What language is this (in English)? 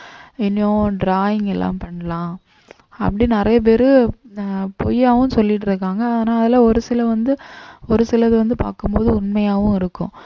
Tamil